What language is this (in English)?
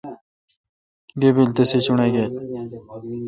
Kalkoti